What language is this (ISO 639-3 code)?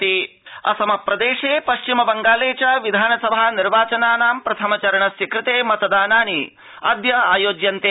san